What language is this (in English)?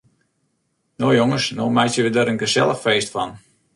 Western Frisian